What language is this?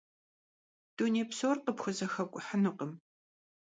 Kabardian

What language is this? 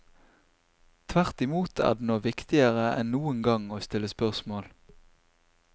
Norwegian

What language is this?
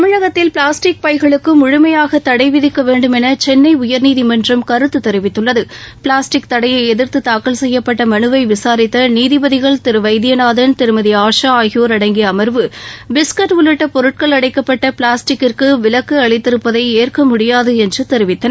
Tamil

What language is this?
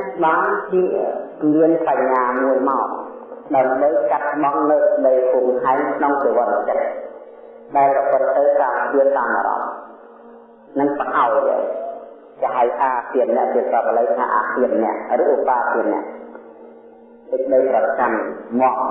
Vietnamese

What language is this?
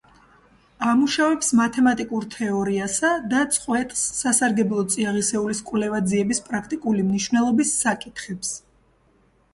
Georgian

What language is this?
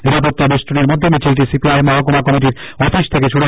Bangla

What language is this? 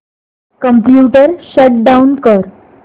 Marathi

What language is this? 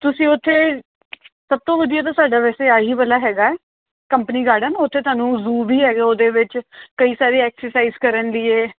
Punjabi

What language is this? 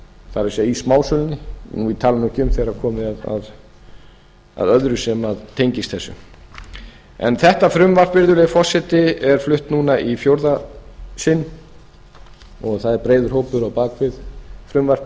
Icelandic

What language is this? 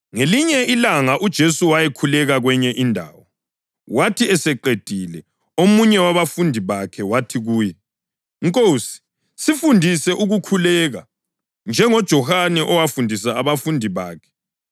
North Ndebele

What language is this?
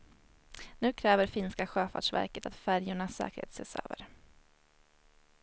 Swedish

